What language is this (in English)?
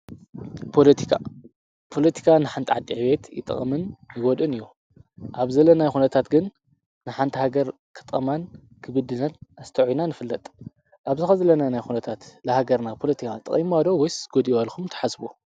Tigrinya